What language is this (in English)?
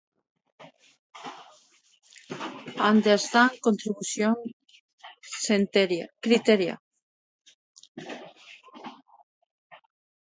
Spanish